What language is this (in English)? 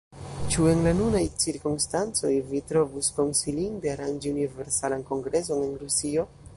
Esperanto